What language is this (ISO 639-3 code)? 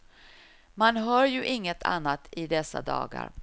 swe